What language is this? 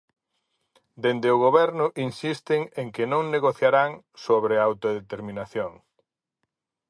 Galician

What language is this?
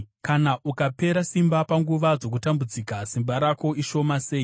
Shona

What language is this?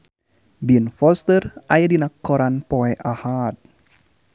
Sundanese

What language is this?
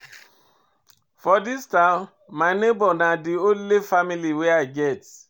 Nigerian Pidgin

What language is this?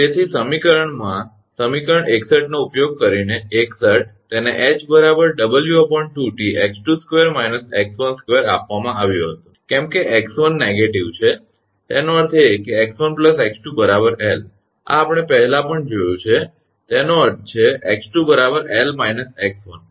Gujarati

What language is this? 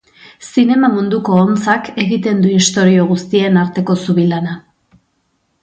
Basque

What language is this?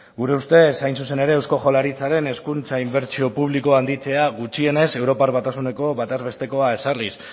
Basque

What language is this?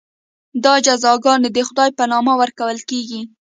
Pashto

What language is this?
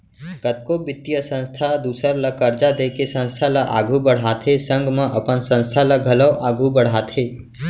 Chhattisgarhi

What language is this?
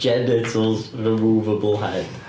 English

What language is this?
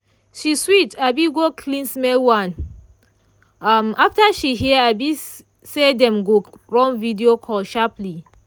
Nigerian Pidgin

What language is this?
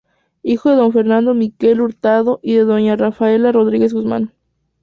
Spanish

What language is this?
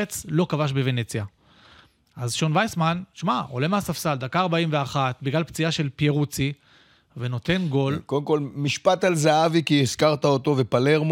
Hebrew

